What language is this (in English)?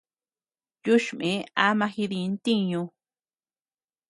Tepeuxila Cuicatec